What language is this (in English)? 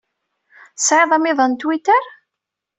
Kabyle